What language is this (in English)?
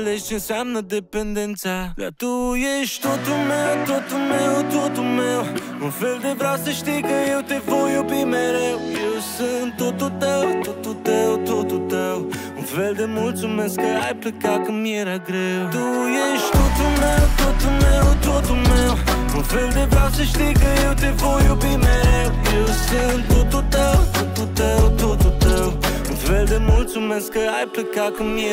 Romanian